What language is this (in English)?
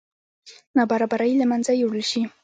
Pashto